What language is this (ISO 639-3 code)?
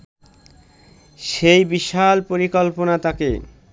ben